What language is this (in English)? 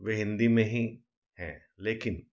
Hindi